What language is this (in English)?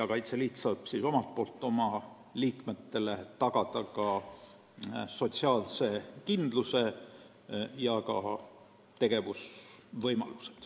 Estonian